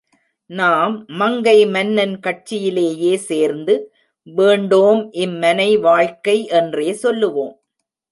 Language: Tamil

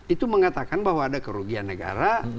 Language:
Indonesian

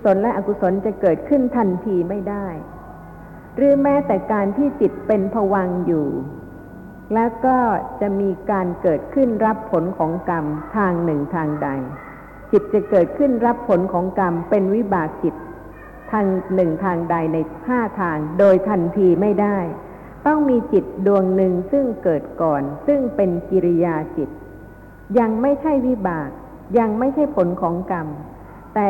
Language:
Thai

